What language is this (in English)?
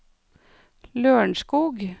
Norwegian